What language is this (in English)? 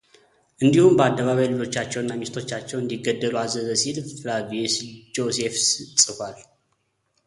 Amharic